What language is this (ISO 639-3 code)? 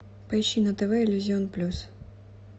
rus